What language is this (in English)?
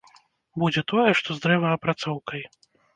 Belarusian